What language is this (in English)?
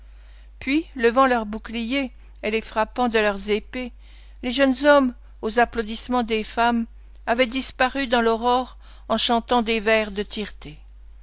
French